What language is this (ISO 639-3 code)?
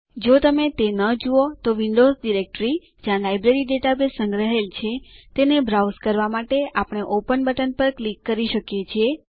guj